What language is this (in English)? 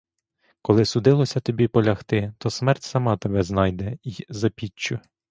Ukrainian